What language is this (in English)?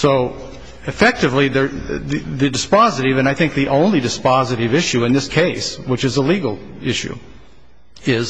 English